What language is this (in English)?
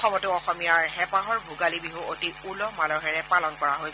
Assamese